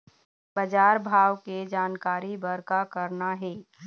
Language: Chhattisgarhi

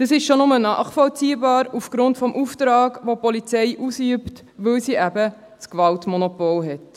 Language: Swiss German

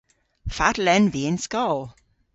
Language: Cornish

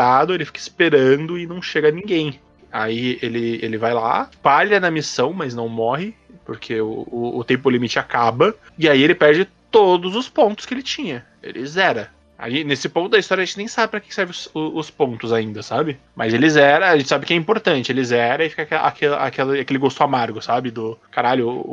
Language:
Portuguese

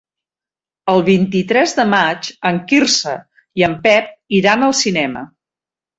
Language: Catalan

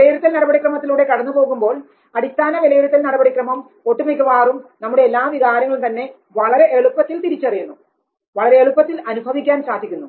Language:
Malayalam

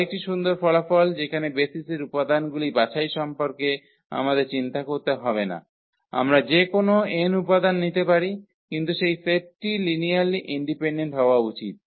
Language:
Bangla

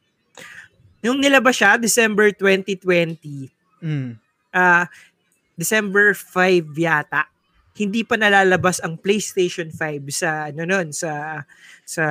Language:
Filipino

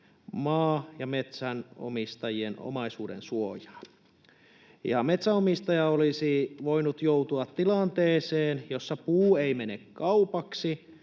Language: Finnish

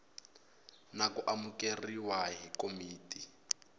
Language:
Tsonga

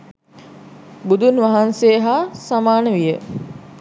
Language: Sinhala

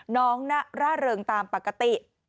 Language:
Thai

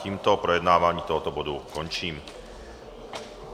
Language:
Czech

